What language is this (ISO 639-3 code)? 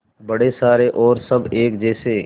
hin